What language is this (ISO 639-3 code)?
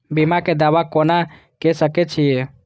mai